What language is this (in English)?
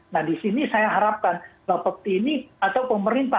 Indonesian